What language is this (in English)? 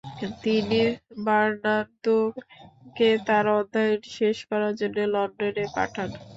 Bangla